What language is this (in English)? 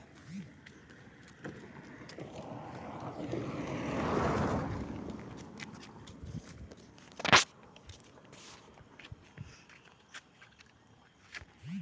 Bhojpuri